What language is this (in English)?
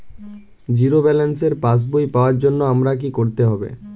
Bangla